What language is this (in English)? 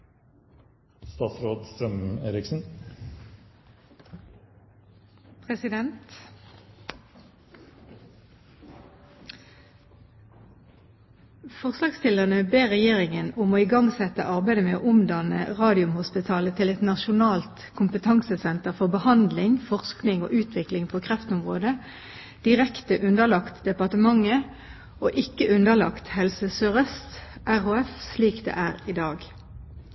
Norwegian Bokmål